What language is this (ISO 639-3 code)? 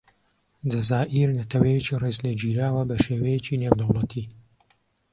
ckb